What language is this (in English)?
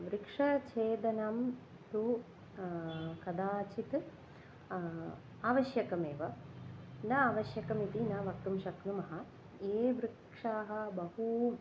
Sanskrit